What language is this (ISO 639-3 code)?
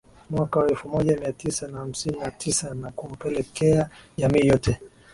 swa